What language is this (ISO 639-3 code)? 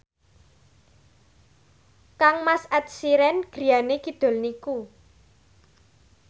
jav